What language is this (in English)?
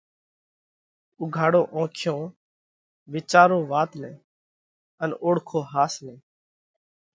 Parkari Koli